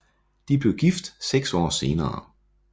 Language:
Danish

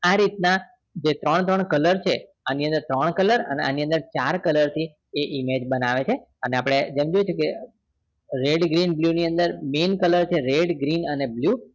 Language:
Gujarati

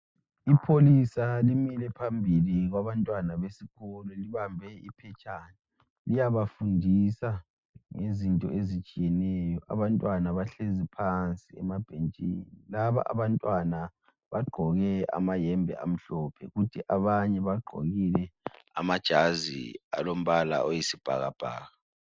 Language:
North Ndebele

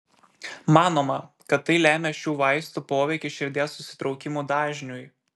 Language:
Lithuanian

